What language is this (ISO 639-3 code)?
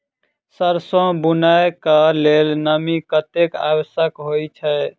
mai